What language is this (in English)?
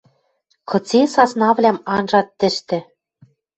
Western Mari